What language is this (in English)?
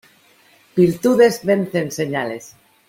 Spanish